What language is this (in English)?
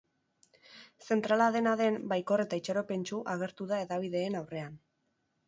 Basque